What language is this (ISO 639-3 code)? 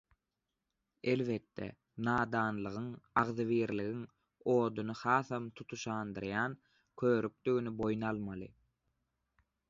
tuk